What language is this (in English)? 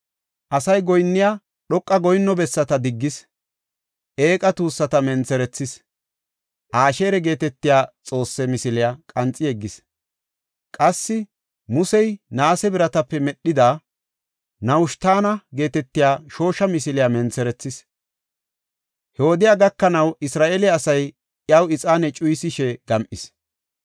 Gofa